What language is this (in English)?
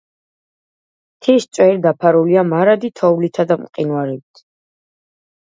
Georgian